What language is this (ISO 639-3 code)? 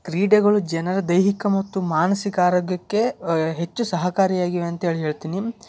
kan